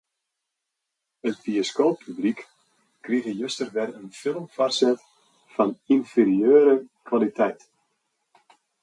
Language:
Western Frisian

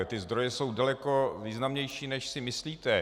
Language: Czech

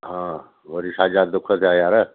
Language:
Sindhi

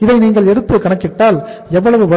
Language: Tamil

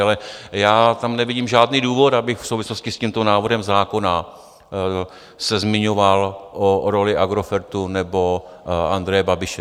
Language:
Czech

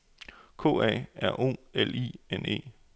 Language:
Danish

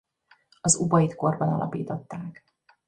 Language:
Hungarian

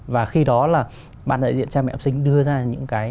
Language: Vietnamese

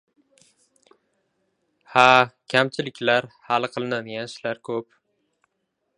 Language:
Uzbek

